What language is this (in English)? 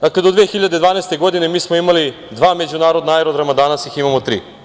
Serbian